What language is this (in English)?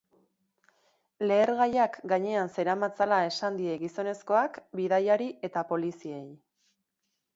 Basque